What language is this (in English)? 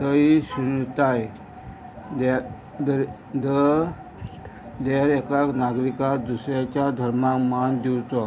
Konkani